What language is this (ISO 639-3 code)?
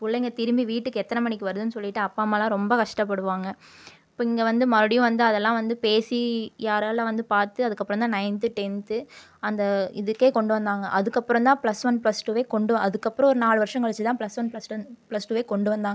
tam